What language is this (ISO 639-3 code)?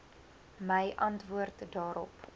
afr